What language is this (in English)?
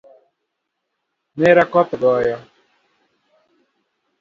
Luo (Kenya and Tanzania)